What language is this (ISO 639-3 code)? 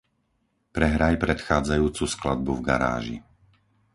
slk